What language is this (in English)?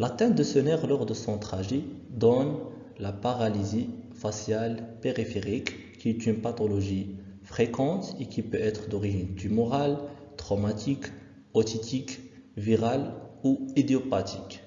French